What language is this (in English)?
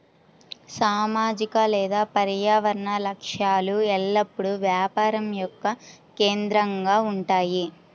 Telugu